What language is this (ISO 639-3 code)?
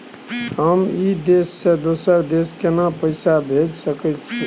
mai